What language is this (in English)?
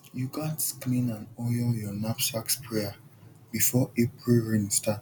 Nigerian Pidgin